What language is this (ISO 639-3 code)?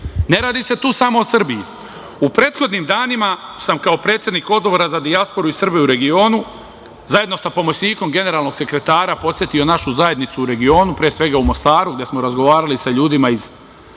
srp